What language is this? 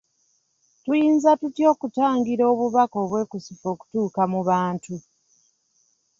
Ganda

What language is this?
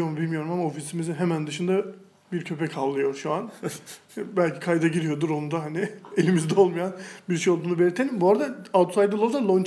Turkish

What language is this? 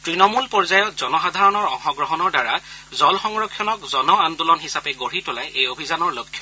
Assamese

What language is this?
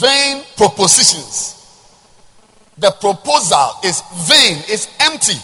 English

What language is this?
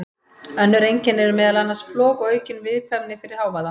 Icelandic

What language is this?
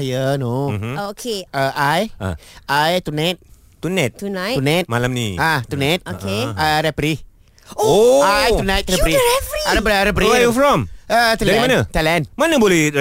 Malay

